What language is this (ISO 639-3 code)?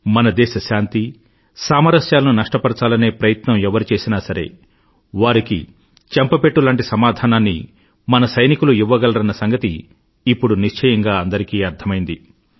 tel